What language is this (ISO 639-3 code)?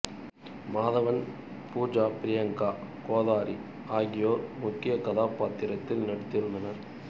tam